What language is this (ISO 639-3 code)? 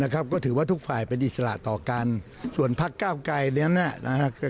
tha